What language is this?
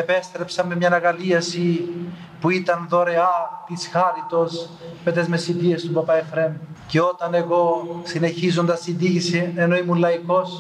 Greek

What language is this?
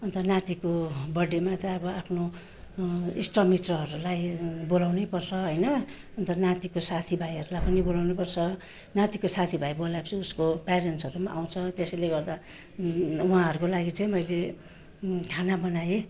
Nepali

